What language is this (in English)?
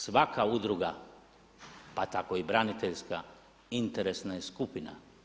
Croatian